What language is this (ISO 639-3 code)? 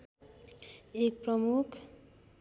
nep